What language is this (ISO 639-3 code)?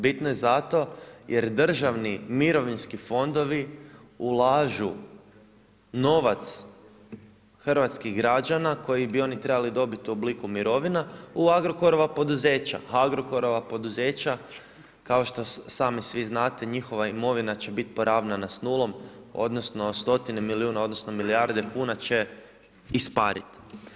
hrv